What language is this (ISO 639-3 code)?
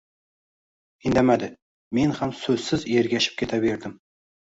uzb